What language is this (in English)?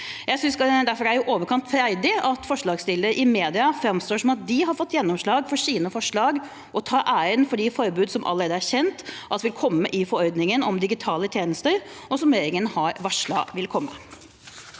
Norwegian